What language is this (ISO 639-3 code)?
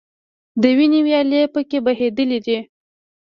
pus